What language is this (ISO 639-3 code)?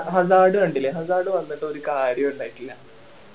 mal